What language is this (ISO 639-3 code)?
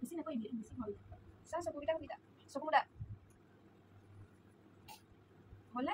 ind